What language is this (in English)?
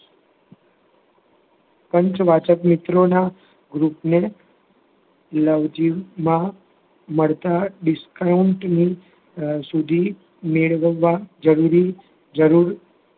Gujarati